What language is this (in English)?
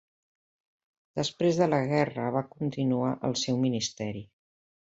Catalan